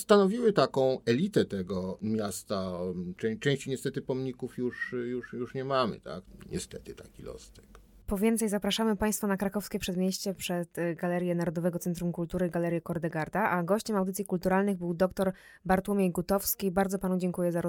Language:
Polish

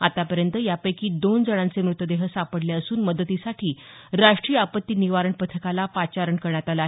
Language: Marathi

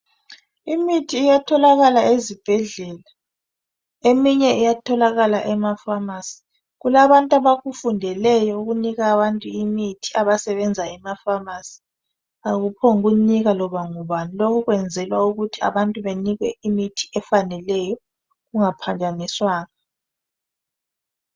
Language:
North Ndebele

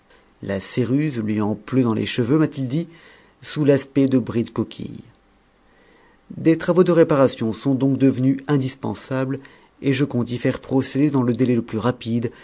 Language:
French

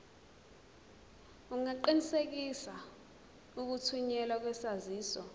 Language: Zulu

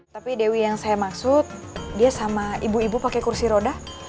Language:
Indonesian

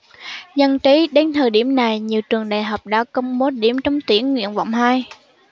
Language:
Vietnamese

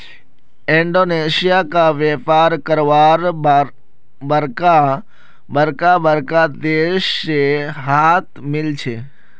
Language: Magahi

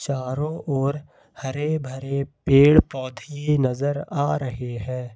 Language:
Hindi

